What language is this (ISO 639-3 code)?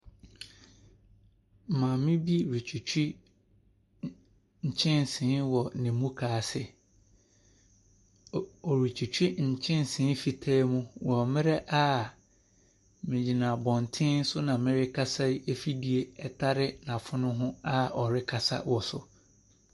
aka